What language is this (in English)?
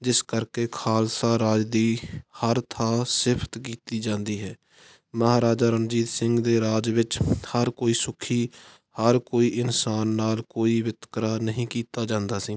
Punjabi